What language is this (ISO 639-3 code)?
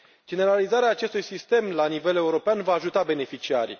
ron